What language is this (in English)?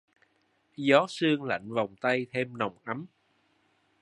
Vietnamese